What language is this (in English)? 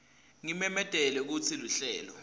Swati